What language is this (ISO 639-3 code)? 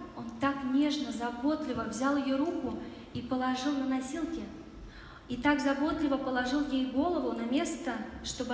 rus